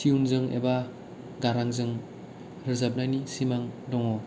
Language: Bodo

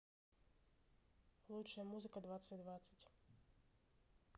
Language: Russian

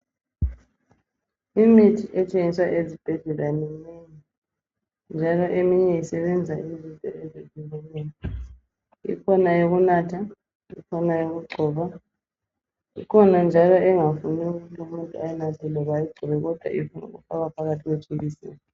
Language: North Ndebele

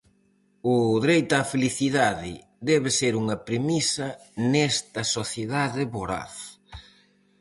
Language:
Galician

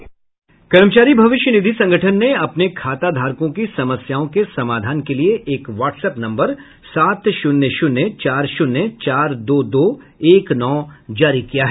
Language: Hindi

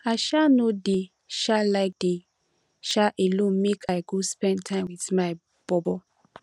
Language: Nigerian Pidgin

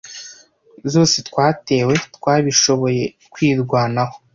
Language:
Kinyarwanda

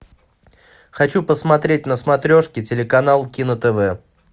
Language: Russian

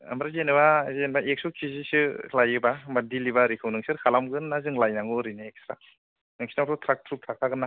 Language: Bodo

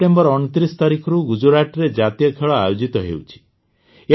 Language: Odia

